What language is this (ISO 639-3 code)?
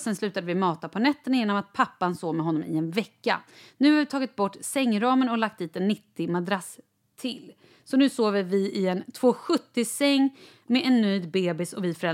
swe